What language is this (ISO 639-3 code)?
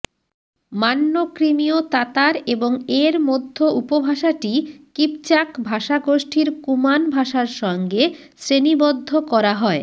ben